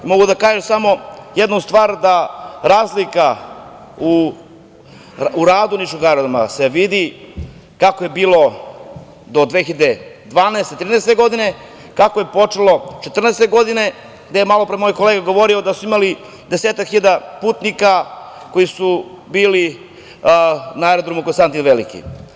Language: Serbian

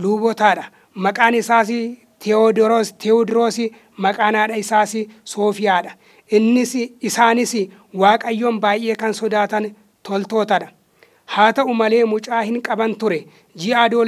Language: Arabic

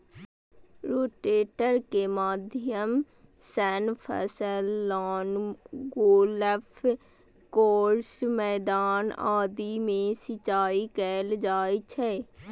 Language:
Maithili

